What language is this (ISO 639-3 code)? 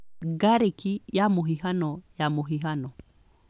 kik